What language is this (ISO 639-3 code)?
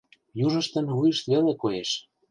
chm